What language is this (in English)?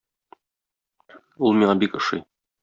Tatar